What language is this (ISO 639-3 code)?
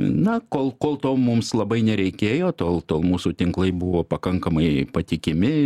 lit